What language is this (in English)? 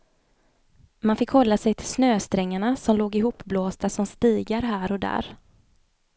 Swedish